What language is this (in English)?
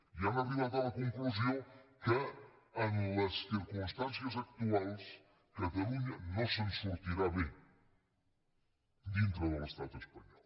Catalan